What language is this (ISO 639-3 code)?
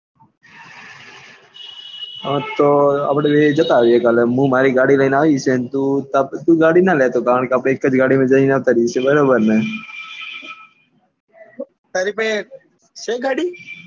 guj